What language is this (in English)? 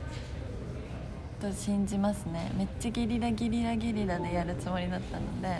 Japanese